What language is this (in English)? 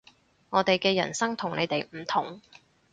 Cantonese